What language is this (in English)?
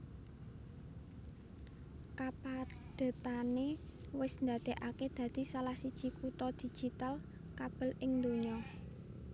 Javanese